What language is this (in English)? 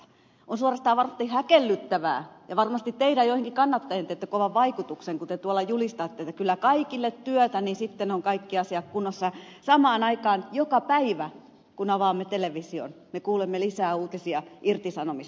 Finnish